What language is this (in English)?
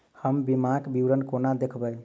Maithili